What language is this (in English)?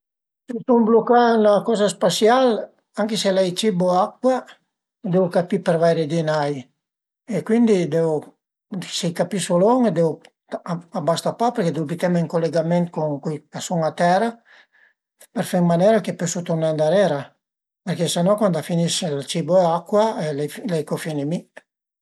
Piedmontese